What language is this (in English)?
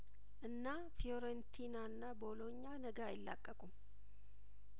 Amharic